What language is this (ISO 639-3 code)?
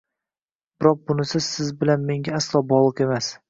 uzb